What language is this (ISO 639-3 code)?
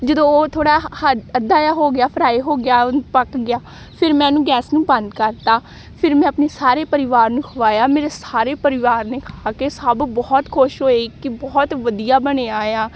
pan